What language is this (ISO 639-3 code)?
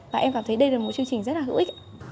vie